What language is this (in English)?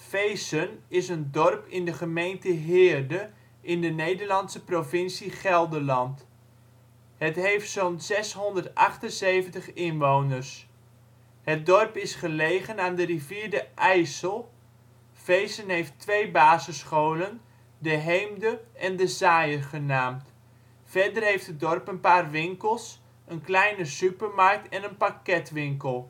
Dutch